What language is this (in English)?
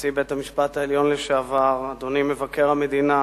Hebrew